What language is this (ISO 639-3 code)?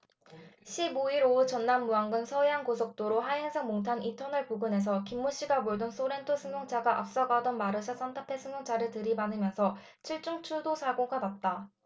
kor